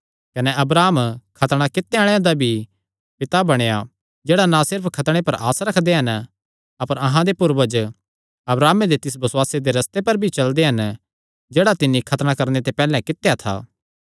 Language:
Kangri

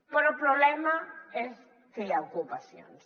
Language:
Catalan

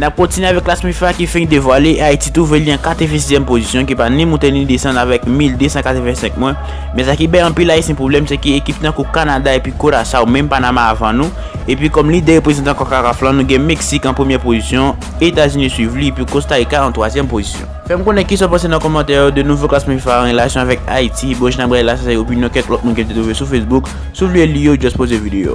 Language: French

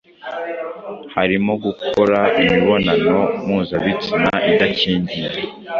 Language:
Kinyarwanda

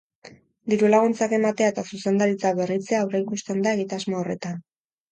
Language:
Basque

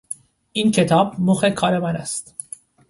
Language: Persian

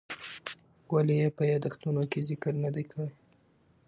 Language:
Pashto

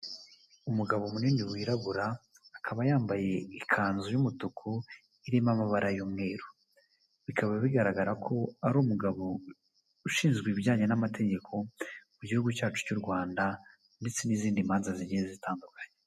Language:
Kinyarwanda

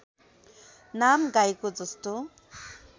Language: Nepali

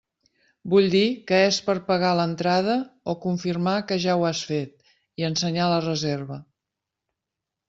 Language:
Catalan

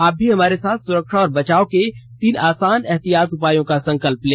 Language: Hindi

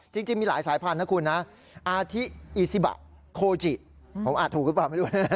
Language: Thai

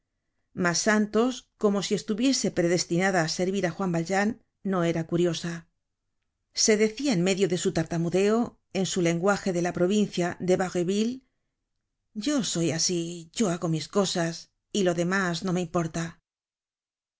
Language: Spanish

